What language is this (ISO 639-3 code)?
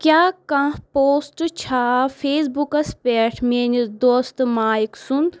kas